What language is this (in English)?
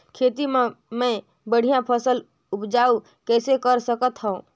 Chhattisgarhi